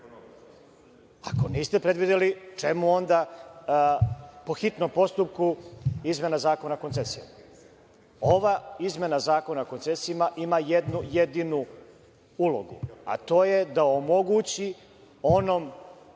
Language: Serbian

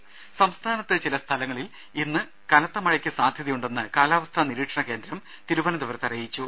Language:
Malayalam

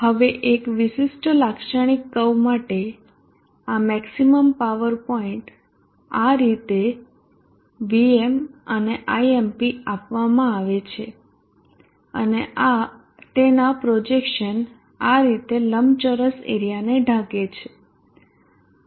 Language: Gujarati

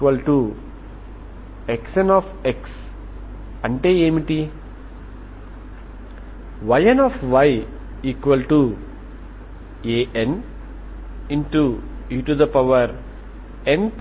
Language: Telugu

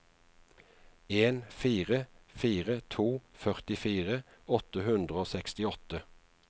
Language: Norwegian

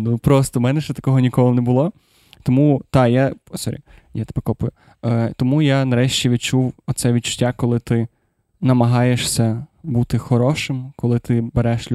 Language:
Ukrainian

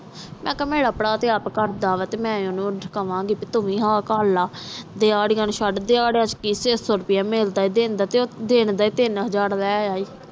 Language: Punjabi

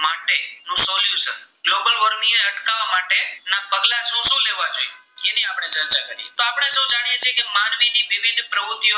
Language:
Gujarati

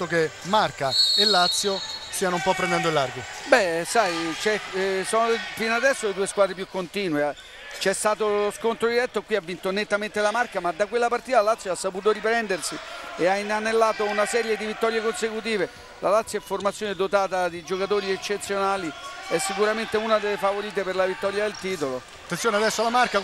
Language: Italian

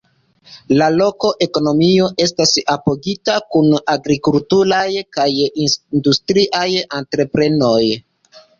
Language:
Esperanto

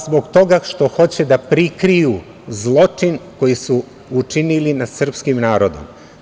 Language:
Serbian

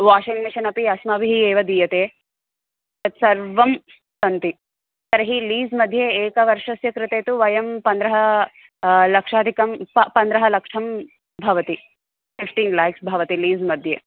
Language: Sanskrit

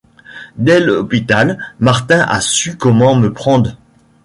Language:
French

